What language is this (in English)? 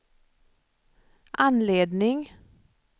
Swedish